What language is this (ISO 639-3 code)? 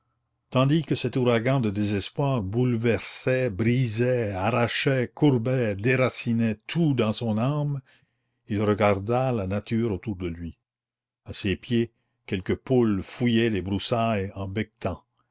fra